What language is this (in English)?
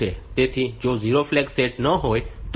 Gujarati